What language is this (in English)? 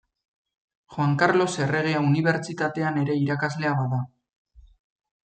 Basque